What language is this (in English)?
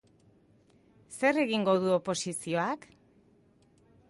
Basque